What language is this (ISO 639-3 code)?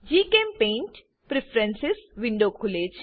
guj